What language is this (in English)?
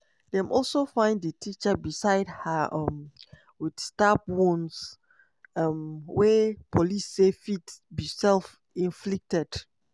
Nigerian Pidgin